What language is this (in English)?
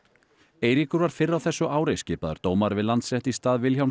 Icelandic